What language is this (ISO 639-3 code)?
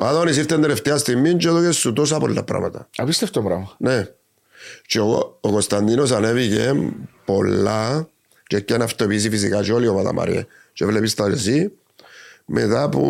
ell